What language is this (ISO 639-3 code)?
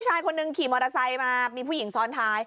tha